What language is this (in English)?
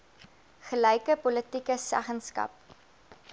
Afrikaans